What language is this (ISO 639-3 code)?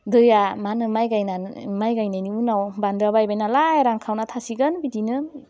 brx